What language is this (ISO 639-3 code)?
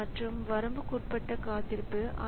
tam